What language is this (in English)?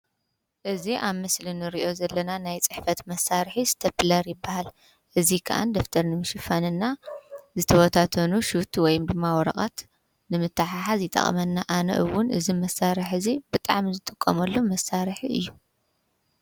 Tigrinya